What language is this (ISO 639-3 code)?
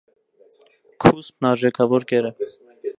hye